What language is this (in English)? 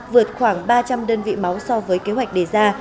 Vietnamese